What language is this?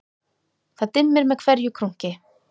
Icelandic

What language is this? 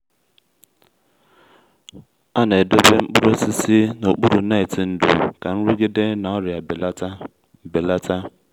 Igbo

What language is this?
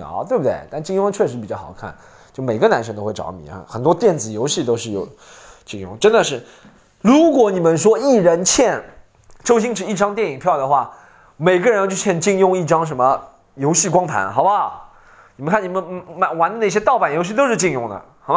Chinese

